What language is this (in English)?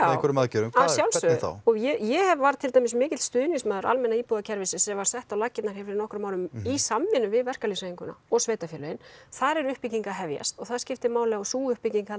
Icelandic